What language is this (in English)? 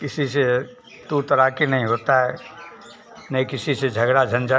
Hindi